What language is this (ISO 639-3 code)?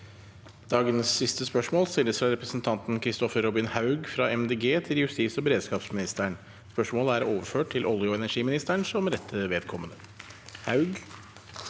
nor